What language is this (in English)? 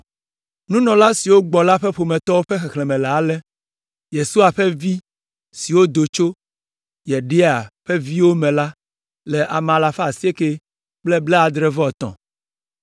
Ewe